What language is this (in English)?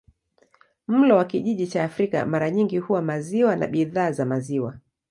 Swahili